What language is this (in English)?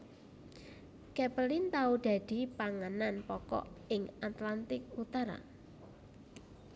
Javanese